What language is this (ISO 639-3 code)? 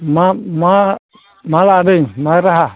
brx